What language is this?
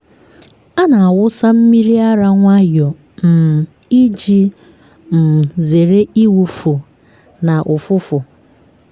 Igbo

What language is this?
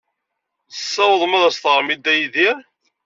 Kabyle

